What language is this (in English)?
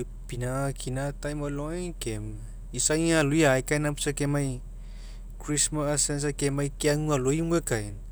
Mekeo